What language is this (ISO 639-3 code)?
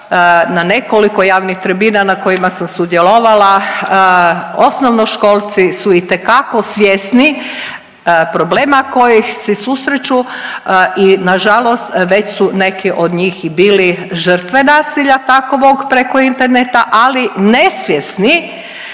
hrv